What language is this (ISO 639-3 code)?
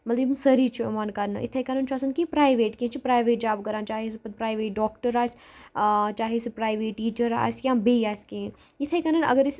kas